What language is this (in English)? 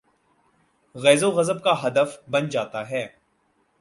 Urdu